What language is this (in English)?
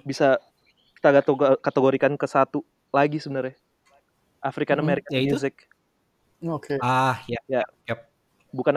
Indonesian